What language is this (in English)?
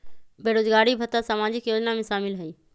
Magahi